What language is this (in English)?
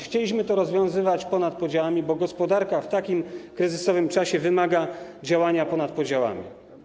Polish